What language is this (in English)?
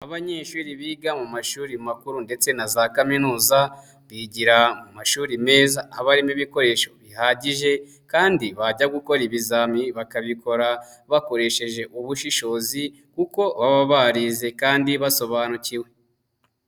Kinyarwanda